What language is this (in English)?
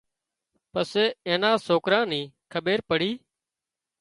Wadiyara Koli